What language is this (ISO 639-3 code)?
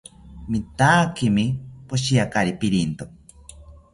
cpy